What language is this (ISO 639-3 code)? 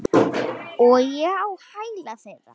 isl